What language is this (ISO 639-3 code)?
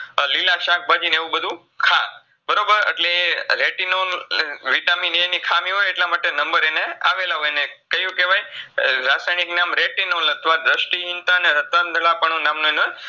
guj